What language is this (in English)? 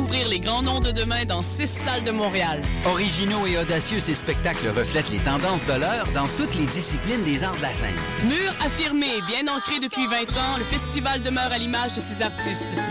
French